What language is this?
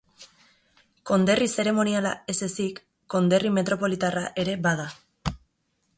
Basque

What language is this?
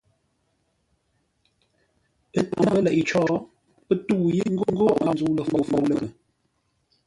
Ngombale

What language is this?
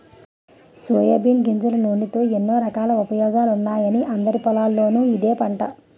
Telugu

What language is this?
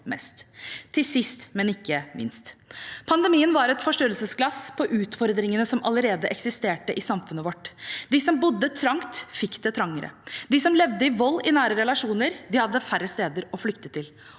Norwegian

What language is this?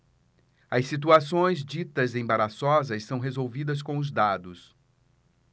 Portuguese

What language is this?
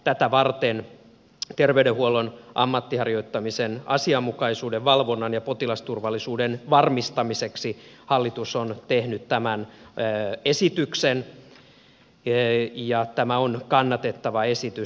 Finnish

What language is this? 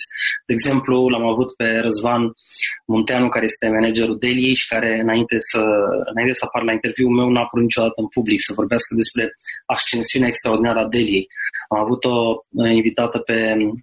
Romanian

